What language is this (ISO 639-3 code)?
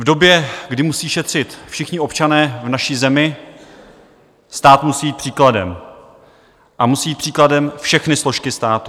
ces